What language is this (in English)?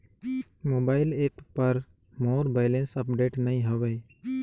Chhattisgarhi